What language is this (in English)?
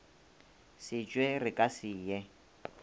Northern Sotho